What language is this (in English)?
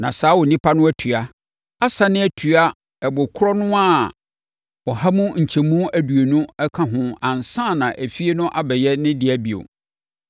Akan